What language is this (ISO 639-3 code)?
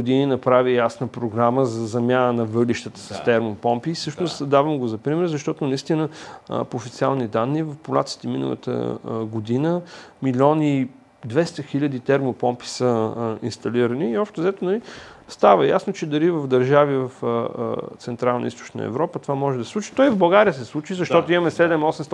bul